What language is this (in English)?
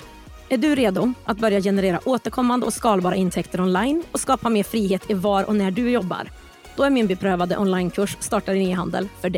Swedish